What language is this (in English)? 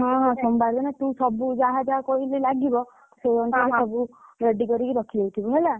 Odia